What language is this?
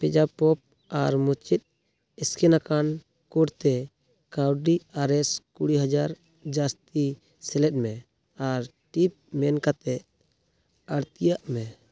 Santali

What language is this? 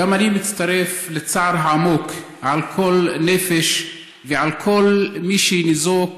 Hebrew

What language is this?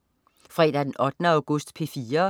Danish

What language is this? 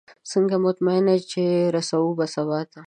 Pashto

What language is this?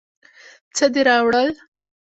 Pashto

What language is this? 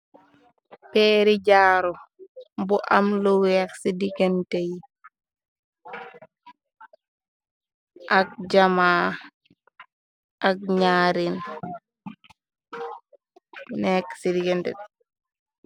Wolof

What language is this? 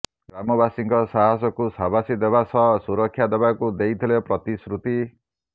Odia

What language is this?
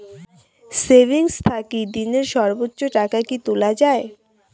Bangla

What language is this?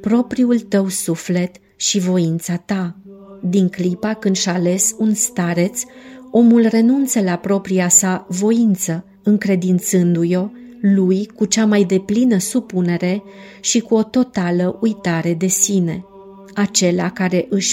Romanian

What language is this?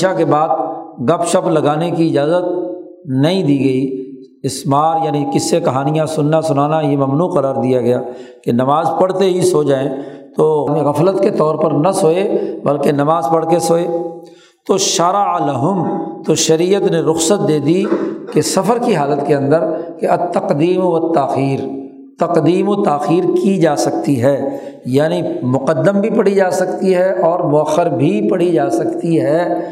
Urdu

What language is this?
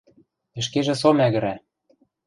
Western Mari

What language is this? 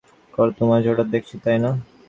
Bangla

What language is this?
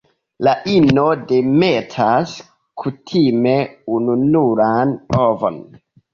Esperanto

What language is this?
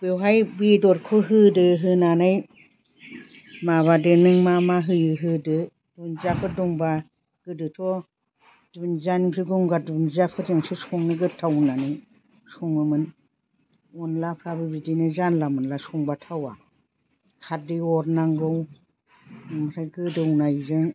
Bodo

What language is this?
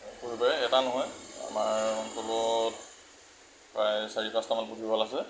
Assamese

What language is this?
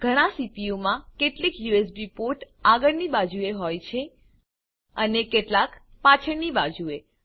Gujarati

